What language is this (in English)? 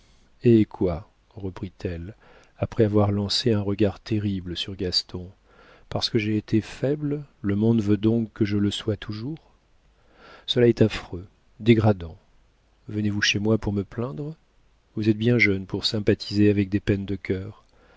French